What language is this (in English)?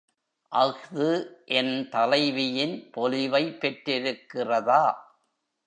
Tamil